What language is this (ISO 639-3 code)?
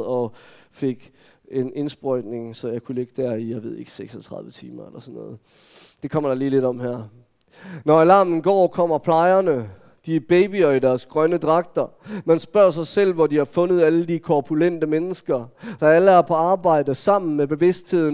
dan